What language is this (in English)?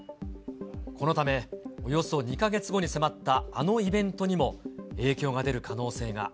Japanese